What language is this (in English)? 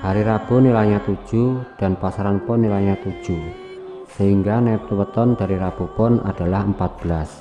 Indonesian